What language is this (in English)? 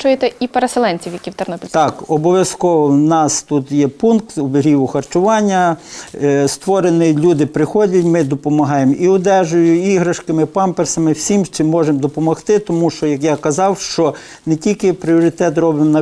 Ukrainian